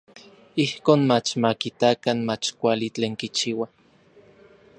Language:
Orizaba Nahuatl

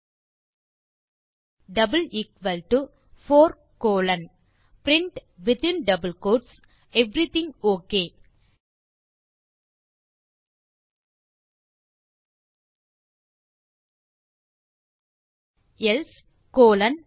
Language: Tamil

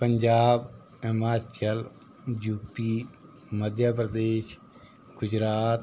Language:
Dogri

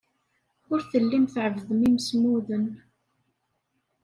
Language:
Kabyle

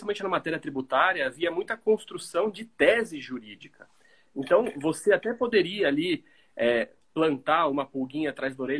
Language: Portuguese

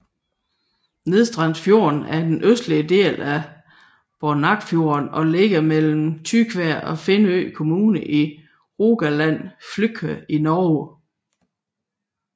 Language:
Danish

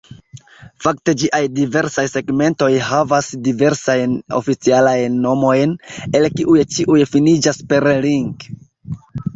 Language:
Esperanto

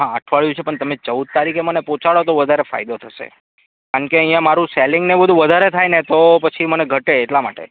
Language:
Gujarati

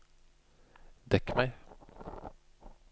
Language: Norwegian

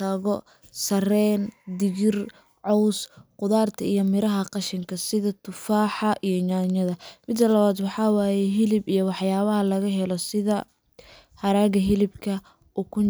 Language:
Somali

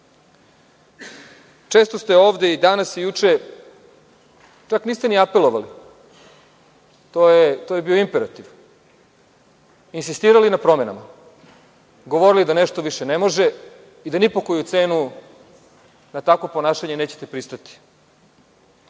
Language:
Serbian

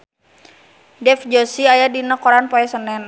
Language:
Sundanese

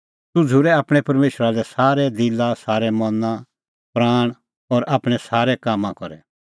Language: Kullu Pahari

